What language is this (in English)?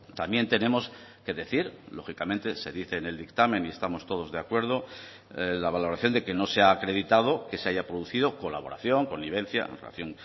Spanish